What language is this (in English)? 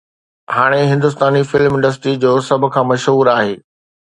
Sindhi